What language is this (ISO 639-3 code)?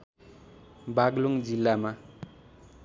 nep